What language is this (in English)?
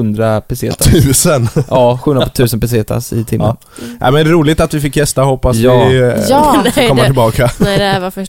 Swedish